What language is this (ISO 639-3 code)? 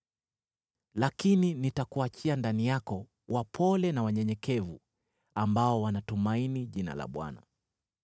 swa